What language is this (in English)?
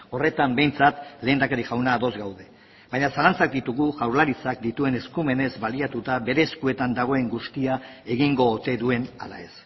Basque